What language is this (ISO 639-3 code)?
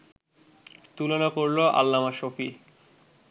ben